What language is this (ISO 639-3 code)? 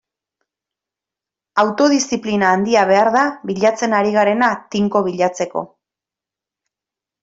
eus